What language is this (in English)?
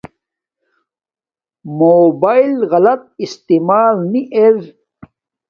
Domaaki